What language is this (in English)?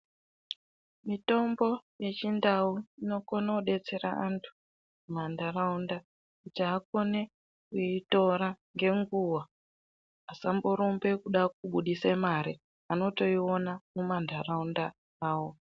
Ndau